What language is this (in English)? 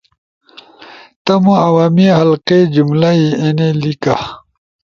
Ushojo